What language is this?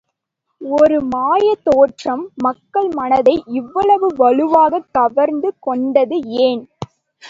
Tamil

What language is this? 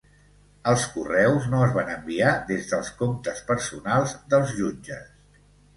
Catalan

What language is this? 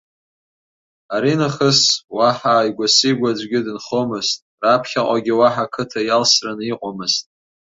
Abkhazian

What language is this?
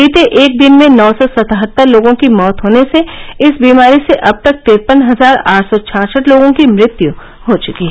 Hindi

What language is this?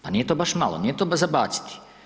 Croatian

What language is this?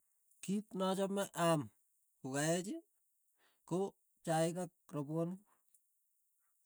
Tugen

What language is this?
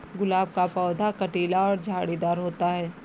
Hindi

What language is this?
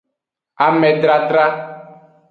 Aja (Benin)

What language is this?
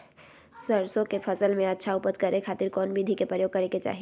Magahi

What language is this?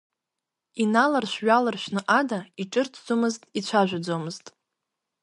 Abkhazian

